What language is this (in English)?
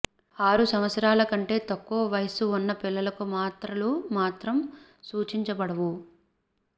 Telugu